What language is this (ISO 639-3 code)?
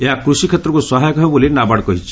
ori